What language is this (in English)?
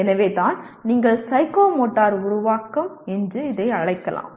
Tamil